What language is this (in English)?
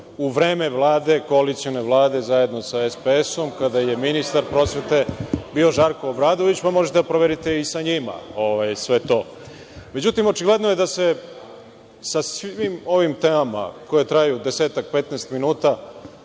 Serbian